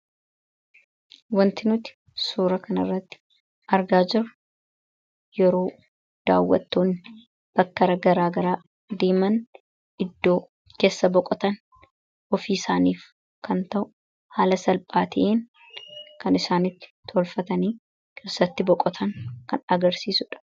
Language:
Oromo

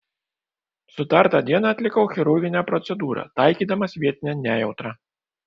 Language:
Lithuanian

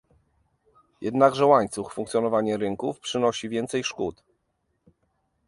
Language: Polish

